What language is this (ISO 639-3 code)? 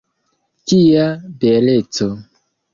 epo